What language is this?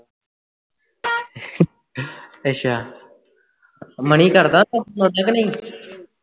Punjabi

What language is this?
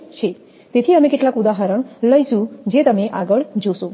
Gujarati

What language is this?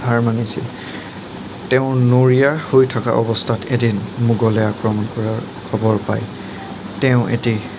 Assamese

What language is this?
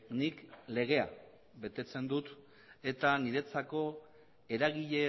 Basque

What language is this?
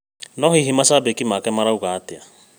Kikuyu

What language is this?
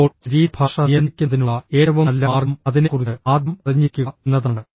Malayalam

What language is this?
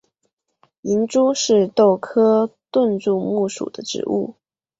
Chinese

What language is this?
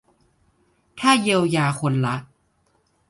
Thai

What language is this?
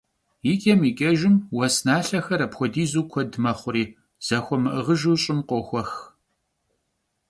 Kabardian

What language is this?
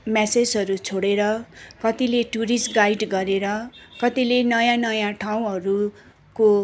Nepali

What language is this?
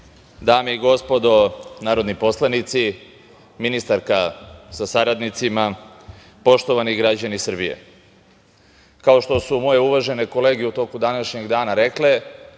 Serbian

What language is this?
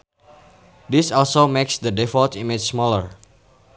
Sundanese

